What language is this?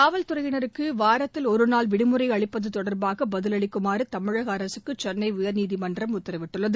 Tamil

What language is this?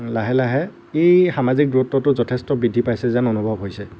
Assamese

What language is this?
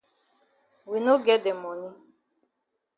Cameroon Pidgin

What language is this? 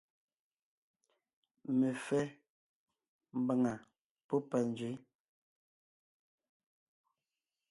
Ngiemboon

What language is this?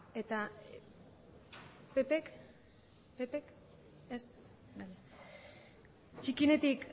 Basque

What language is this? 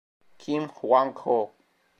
Italian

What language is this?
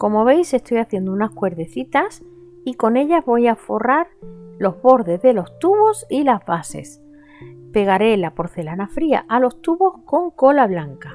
Spanish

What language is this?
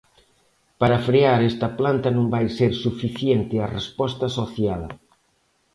Galician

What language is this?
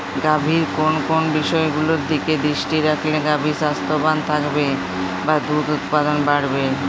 Bangla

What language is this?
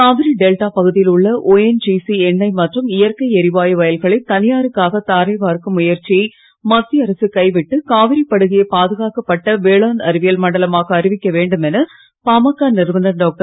Tamil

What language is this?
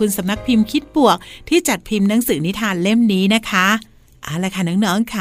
Thai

